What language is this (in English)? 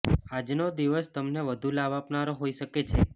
Gujarati